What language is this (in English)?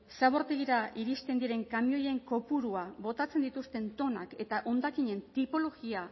Basque